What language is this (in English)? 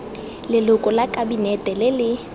Tswana